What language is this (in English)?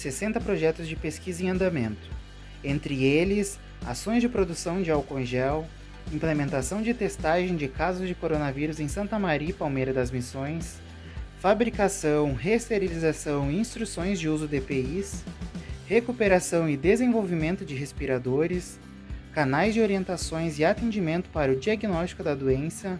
Portuguese